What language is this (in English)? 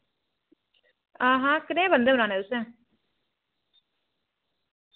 Dogri